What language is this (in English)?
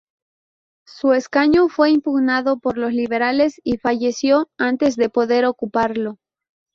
Spanish